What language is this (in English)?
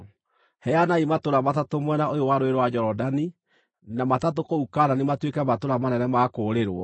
Kikuyu